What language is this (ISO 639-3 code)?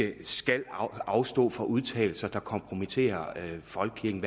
dan